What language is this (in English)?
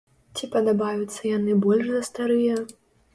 Belarusian